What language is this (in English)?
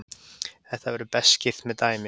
Icelandic